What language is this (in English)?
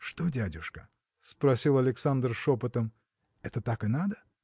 Russian